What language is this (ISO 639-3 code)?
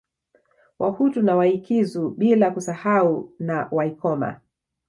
swa